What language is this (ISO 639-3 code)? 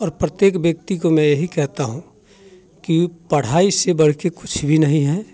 hin